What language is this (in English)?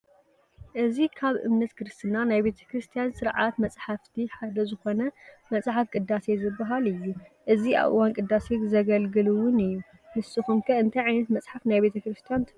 Tigrinya